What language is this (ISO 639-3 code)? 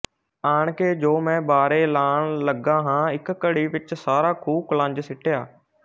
pan